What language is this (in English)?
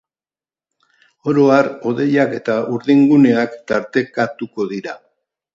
Basque